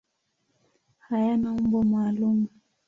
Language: Swahili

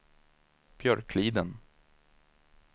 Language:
Swedish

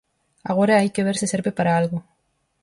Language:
Galician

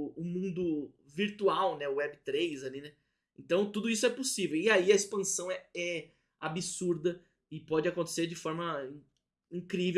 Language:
Portuguese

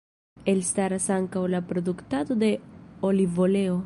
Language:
Esperanto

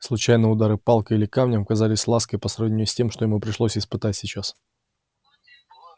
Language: Russian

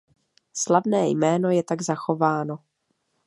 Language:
Czech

